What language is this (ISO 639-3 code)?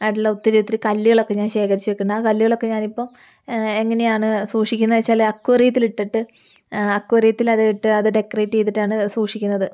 mal